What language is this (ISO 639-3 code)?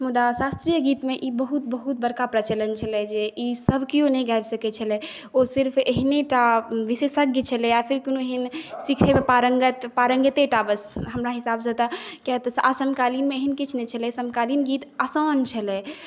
mai